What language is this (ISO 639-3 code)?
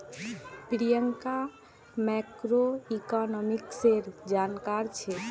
mag